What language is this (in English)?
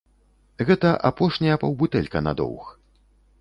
Belarusian